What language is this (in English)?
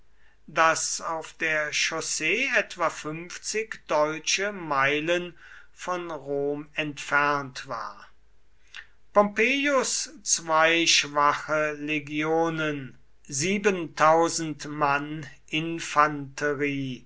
German